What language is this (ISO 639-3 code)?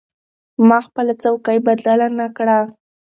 pus